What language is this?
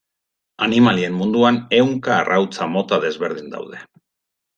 Basque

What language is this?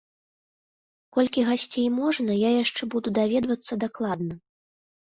Belarusian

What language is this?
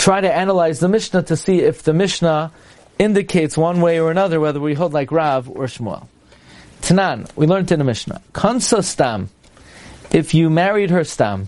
English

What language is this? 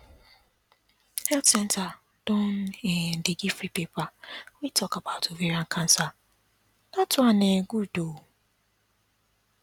Nigerian Pidgin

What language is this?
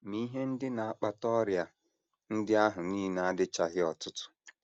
Igbo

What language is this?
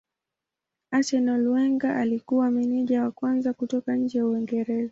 Swahili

